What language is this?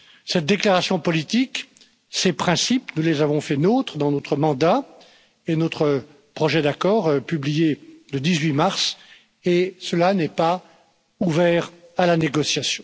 French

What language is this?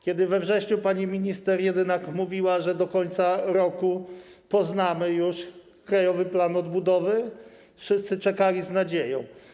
Polish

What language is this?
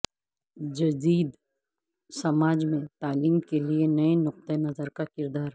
Urdu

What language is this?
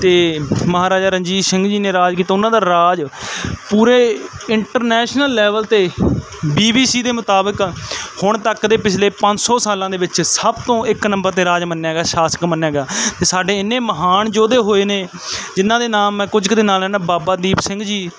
Punjabi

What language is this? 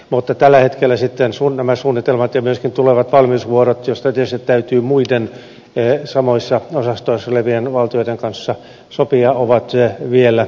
Finnish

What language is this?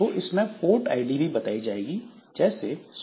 Hindi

